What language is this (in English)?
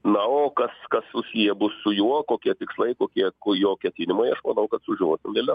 Lithuanian